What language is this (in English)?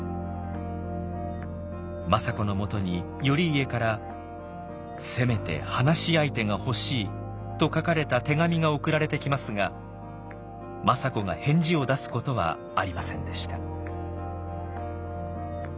Japanese